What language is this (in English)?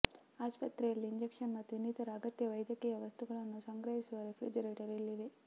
Kannada